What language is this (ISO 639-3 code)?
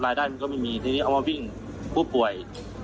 tha